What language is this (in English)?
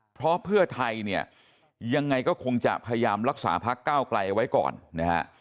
Thai